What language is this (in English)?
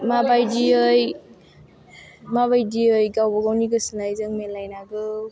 Bodo